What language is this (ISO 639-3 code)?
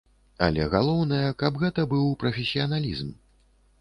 bel